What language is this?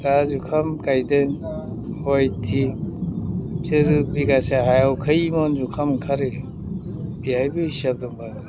Bodo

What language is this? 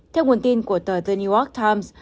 Vietnamese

